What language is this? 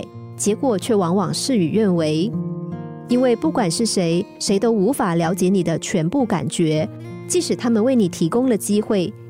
Chinese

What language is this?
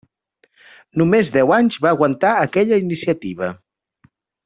Catalan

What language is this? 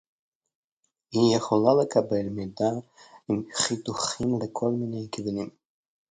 Hebrew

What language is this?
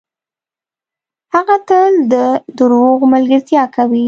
Pashto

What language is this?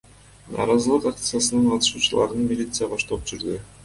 Kyrgyz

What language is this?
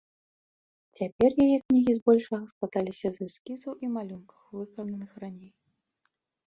Belarusian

